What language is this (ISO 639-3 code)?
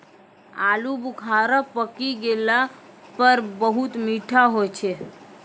mai